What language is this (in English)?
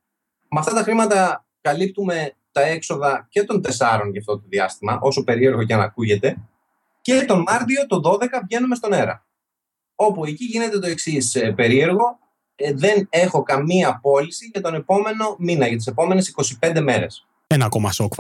Greek